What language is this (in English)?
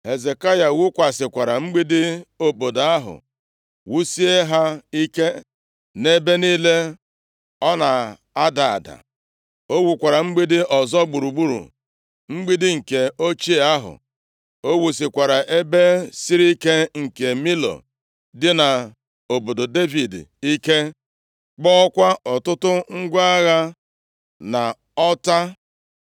Igbo